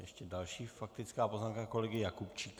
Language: Czech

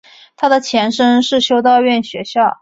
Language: Chinese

